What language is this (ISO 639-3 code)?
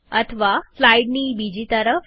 guj